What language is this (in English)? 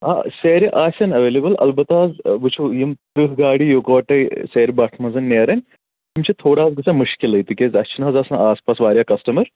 Kashmiri